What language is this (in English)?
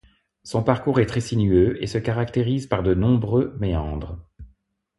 French